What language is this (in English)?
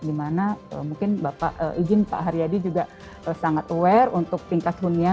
Indonesian